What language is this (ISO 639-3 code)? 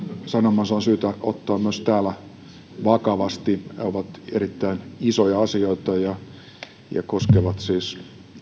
fin